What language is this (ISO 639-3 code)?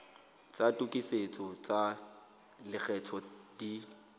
sot